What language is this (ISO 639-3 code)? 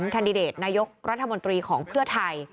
tha